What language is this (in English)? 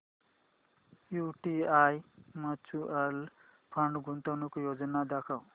Marathi